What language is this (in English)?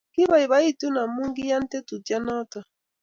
Kalenjin